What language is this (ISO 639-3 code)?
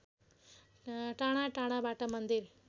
nep